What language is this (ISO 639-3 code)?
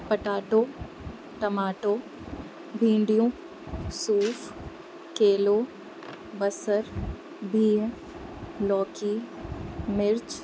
snd